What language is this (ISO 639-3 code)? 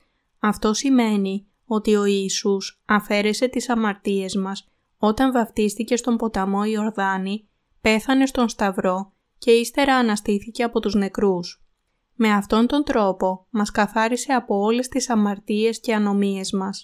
ell